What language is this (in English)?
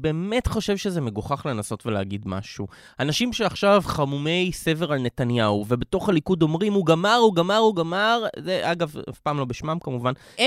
Hebrew